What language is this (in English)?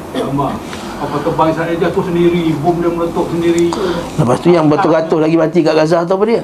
Malay